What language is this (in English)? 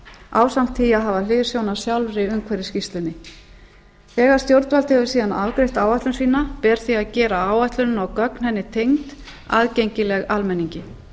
Icelandic